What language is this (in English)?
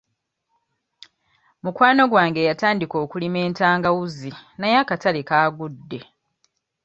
Ganda